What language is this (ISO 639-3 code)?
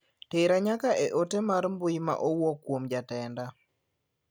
luo